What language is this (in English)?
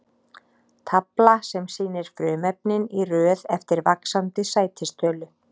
Icelandic